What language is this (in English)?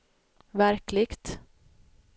Swedish